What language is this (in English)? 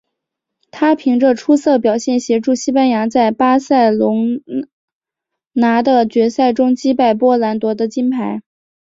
Chinese